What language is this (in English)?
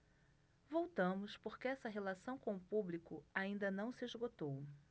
Portuguese